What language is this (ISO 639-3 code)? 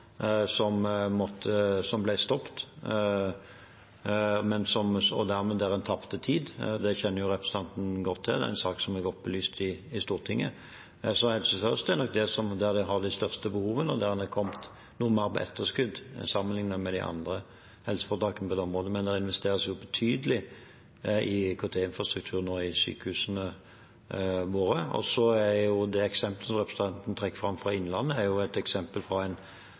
nob